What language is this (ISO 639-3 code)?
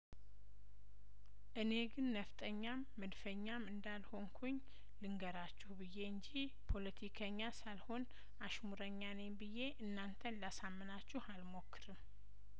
amh